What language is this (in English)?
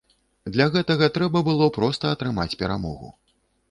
Belarusian